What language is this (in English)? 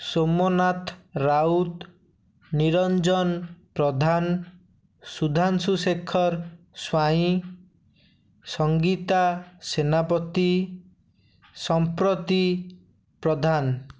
Odia